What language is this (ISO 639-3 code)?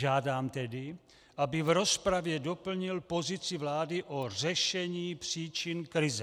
ces